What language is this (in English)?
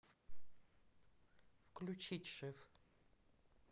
Russian